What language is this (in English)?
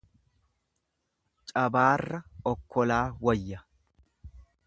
Oromo